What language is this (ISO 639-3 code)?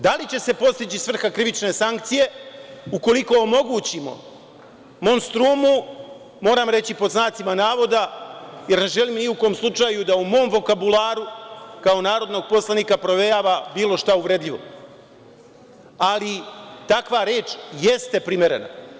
srp